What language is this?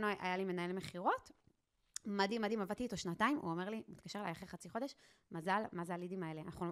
Hebrew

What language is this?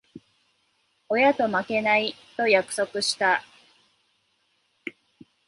Japanese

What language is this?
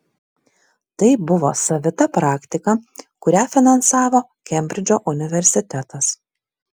Lithuanian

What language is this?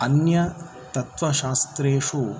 Sanskrit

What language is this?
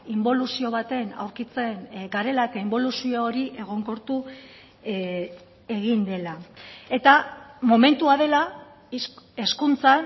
Basque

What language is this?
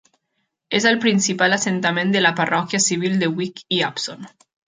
Catalan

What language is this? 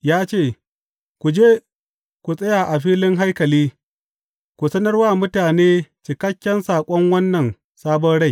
Hausa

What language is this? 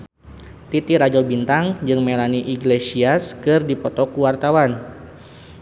Sundanese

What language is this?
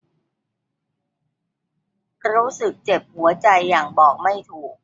Thai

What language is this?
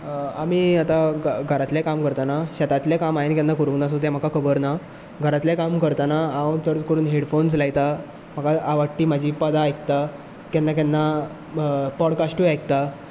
Konkani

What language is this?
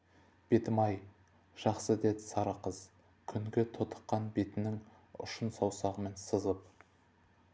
Kazakh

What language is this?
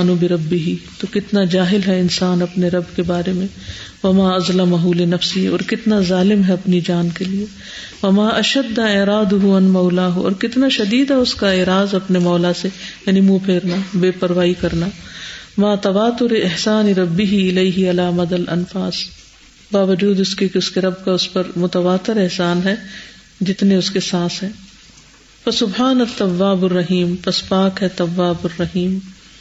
Urdu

